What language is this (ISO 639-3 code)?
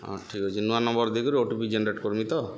ori